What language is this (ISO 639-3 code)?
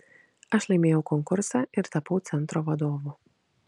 lit